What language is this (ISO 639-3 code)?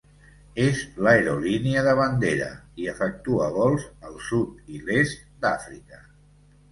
cat